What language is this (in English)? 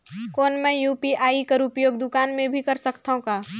Chhattisgarhi